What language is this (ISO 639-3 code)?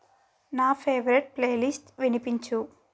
tel